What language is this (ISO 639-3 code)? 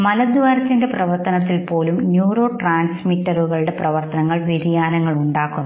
mal